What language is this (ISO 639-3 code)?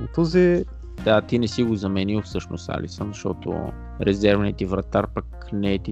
bul